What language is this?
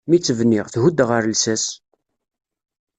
Kabyle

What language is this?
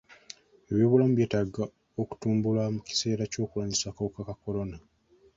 Ganda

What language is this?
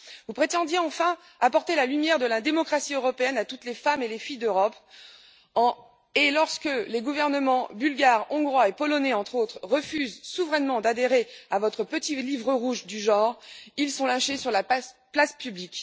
French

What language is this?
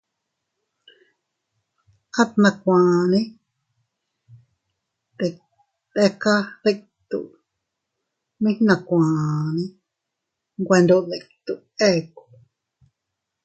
Teutila Cuicatec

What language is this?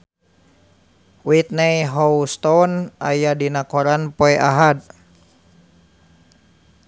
Sundanese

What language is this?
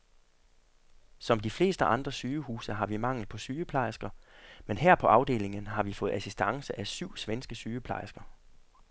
Danish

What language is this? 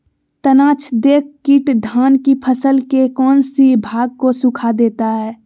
Magahi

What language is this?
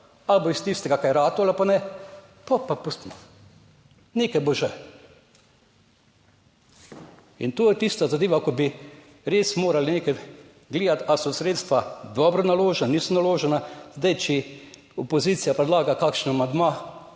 Slovenian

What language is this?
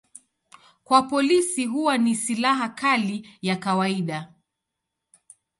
Swahili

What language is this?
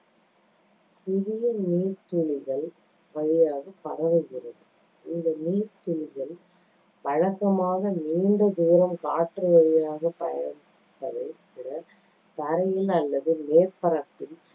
Tamil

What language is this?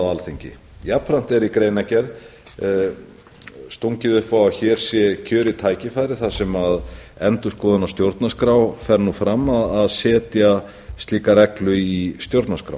Icelandic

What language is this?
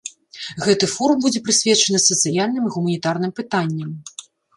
Belarusian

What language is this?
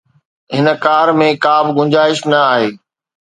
Sindhi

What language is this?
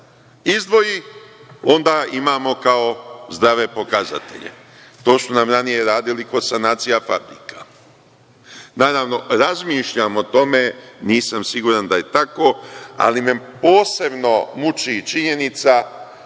Serbian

